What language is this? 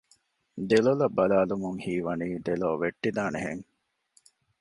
Divehi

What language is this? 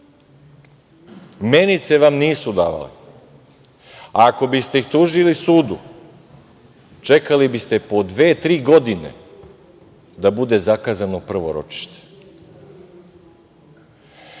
Serbian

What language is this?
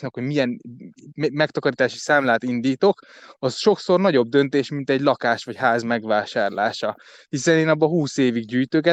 Hungarian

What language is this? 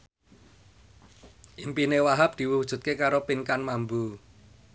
Javanese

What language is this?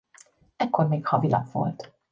Hungarian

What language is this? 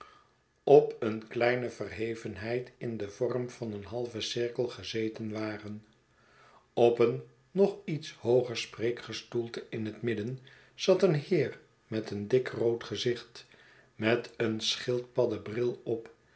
Dutch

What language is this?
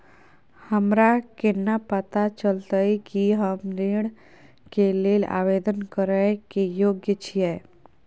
Maithili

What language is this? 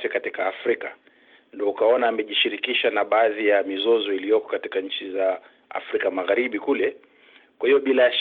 Swahili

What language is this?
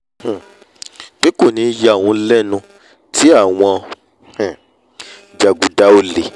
Yoruba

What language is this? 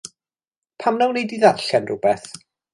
Welsh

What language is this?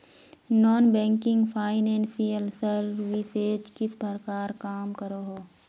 Magahi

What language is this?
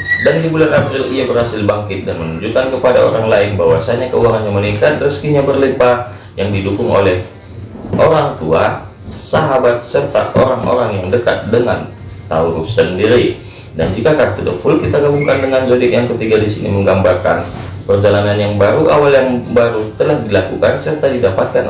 Indonesian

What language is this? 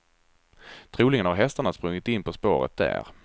Swedish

